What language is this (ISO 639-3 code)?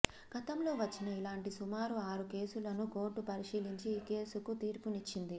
tel